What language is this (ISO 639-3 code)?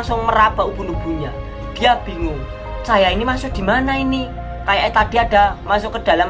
ind